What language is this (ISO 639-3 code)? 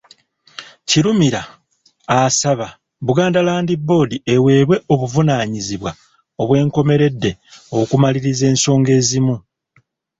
lug